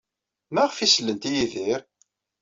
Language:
Kabyle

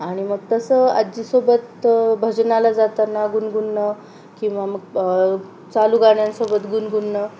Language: Marathi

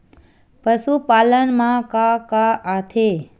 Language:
Chhattisgarhi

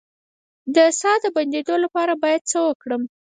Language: Pashto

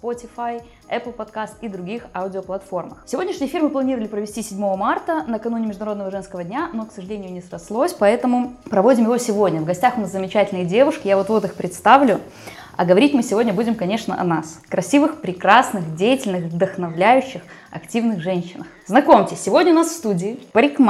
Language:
Russian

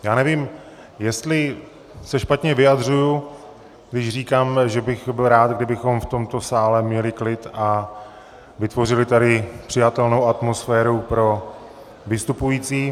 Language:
Czech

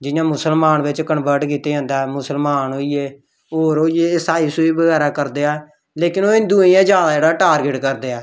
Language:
Dogri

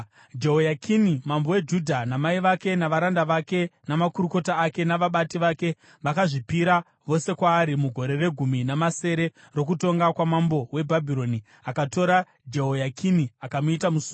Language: Shona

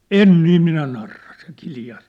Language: Finnish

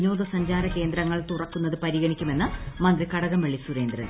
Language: Malayalam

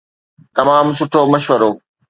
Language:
Sindhi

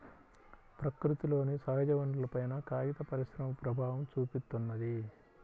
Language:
Telugu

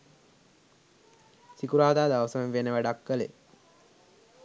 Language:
Sinhala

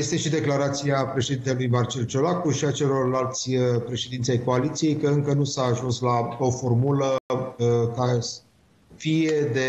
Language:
Romanian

